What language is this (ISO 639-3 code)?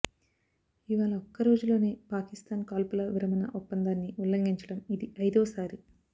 tel